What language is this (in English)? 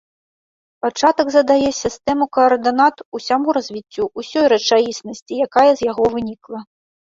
Belarusian